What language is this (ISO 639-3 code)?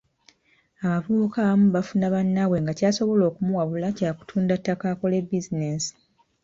lug